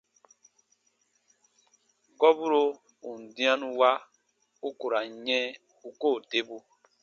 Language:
Baatonum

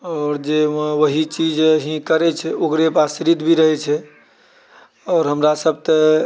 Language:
Maithili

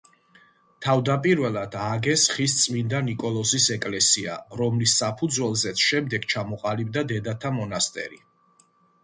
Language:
Georgian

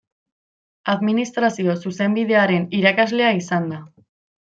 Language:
Basque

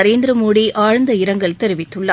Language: Tamil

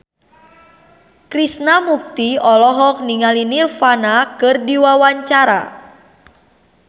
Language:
Sundanese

